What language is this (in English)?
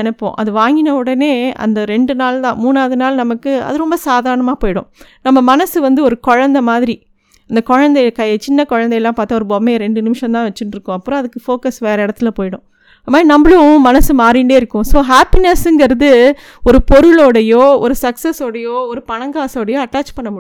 Tamil